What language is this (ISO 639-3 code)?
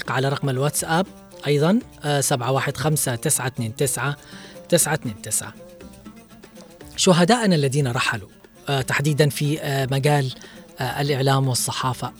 ara